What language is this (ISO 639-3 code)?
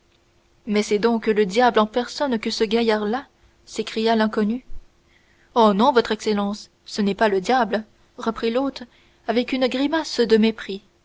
fra